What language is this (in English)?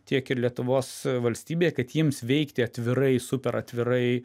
Lithuanian